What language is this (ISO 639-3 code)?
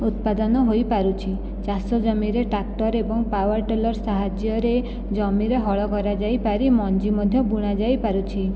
ori